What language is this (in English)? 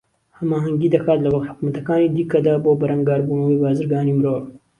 Central Kurdish